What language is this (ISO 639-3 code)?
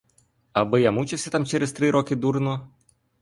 ukr